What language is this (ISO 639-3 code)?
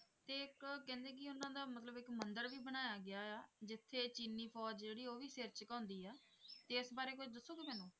pan